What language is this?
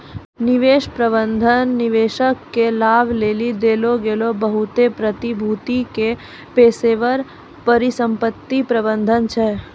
Maithili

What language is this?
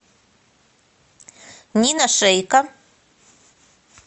Russian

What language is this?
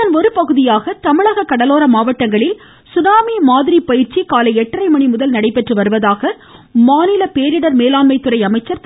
Tamil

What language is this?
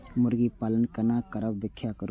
Maithili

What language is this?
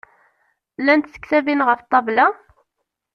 Kabyle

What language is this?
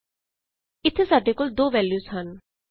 Punjabi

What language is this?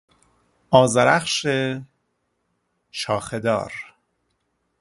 Persian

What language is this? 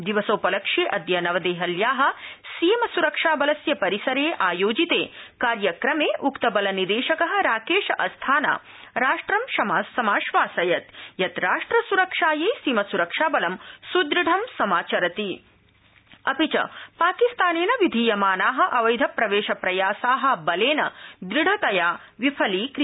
Sanskrit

